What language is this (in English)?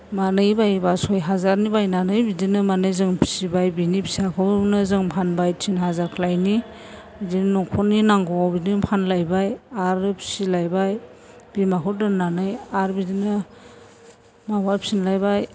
Bodo